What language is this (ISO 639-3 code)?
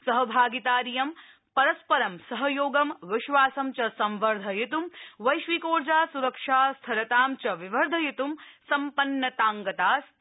san